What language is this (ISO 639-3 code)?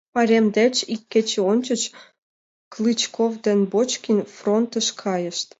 chm